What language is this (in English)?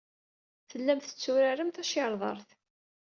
Kabyle